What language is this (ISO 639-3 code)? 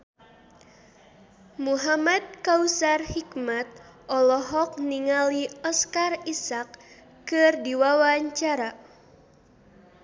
sun